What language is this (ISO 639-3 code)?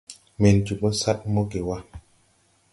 tui